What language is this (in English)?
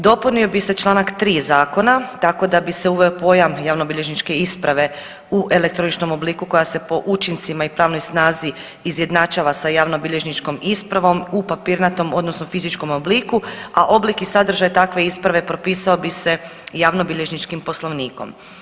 Croatian